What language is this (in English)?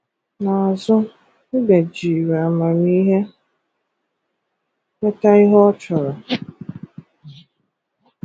Igbo